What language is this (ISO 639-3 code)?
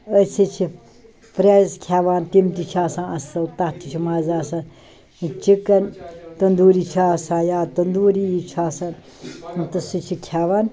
kas